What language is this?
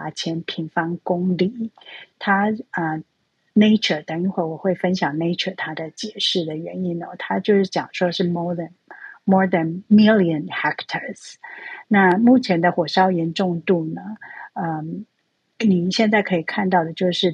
Chinese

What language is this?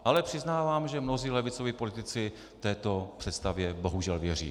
Czech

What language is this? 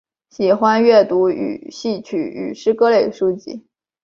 Chinese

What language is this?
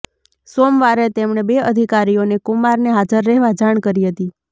Gujarati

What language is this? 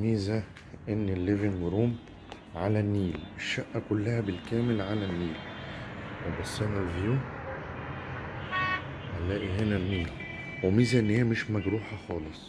Arabic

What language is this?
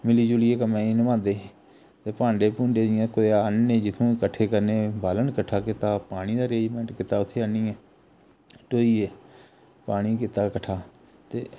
Dogri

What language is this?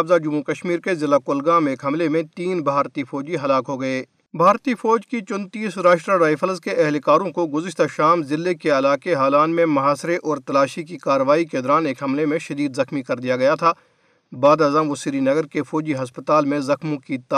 Urdu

